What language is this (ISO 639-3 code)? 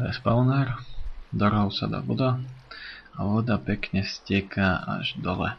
pol